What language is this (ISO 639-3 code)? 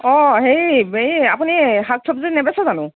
asm